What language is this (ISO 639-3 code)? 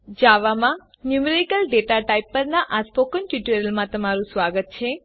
guj